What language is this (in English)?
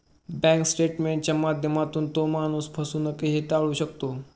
Marathi